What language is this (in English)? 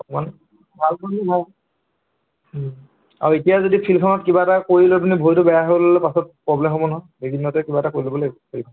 Assamese